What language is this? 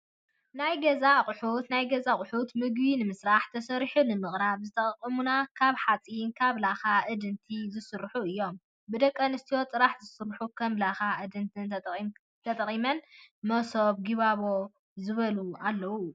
Tigrinya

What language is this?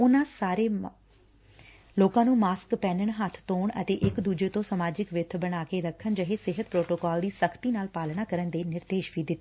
Punjabi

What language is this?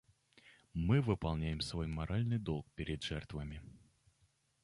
Russian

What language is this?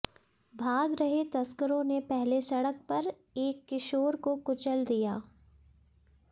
Hindi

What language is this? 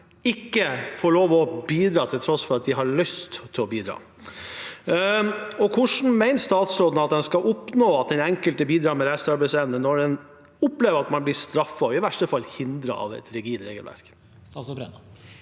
Norwegian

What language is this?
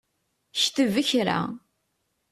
Kabyle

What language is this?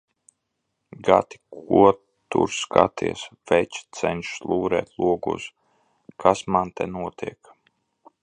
Latvian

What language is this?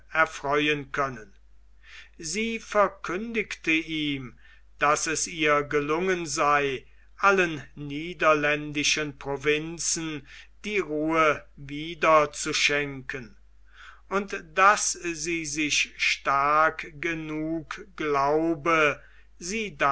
German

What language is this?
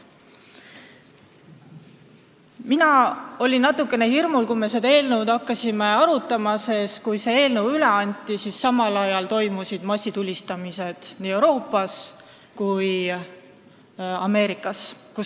Estonian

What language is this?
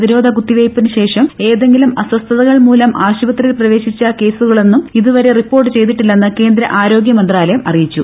Malayalam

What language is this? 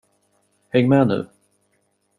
Swedish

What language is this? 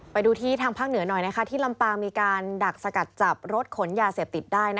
Thai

